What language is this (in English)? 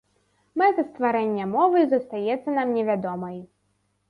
Belarusian